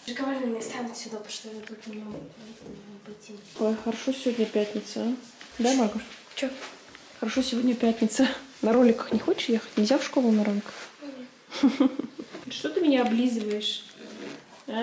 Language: Russian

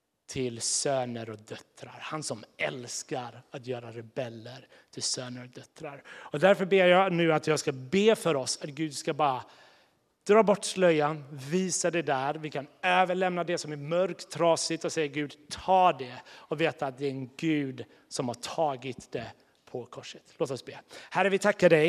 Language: Swedish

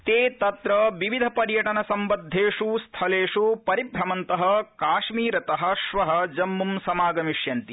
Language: Sanskrit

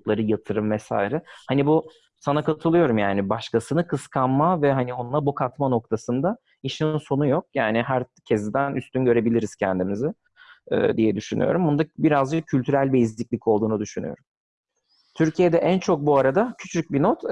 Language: Turkish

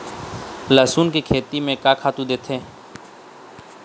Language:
Chhattisgarhi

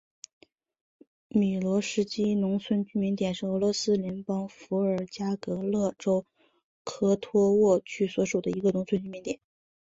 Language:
Chinese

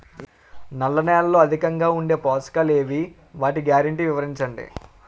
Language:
Telugu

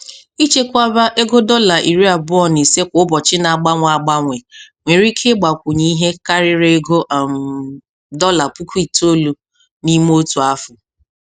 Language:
Igbo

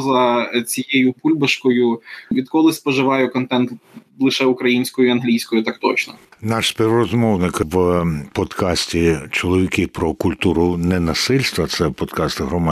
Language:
Ukrainian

